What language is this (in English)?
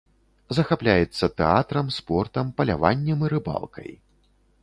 Belarusian